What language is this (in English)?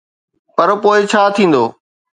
Sindhi